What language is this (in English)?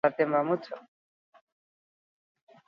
Basque